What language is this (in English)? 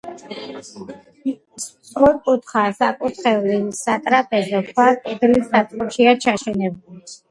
Georgian